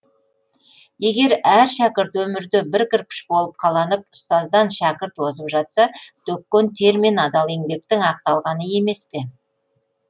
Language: Kazakh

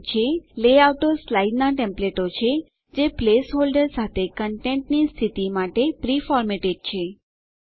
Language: Gujarati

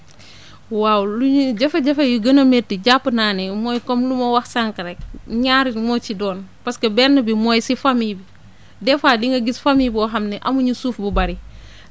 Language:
Wolof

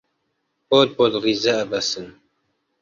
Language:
Central Kurdish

